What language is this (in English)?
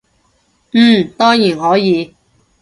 Cantonese